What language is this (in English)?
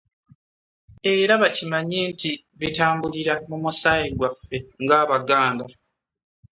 Ganda